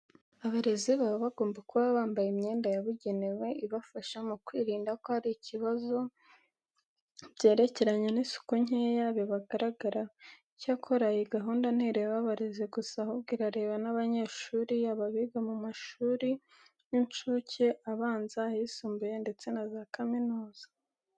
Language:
Kinyarwanda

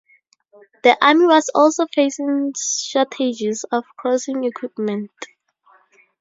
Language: English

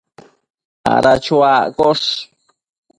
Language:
Matsés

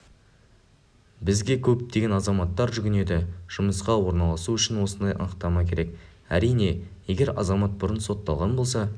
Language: Kazakh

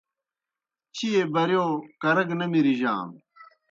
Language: Kohistani Shina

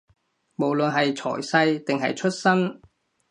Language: Cantonese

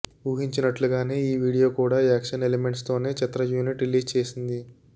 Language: Telugu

